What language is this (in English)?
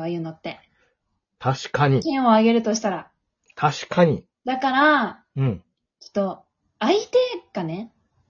Japanese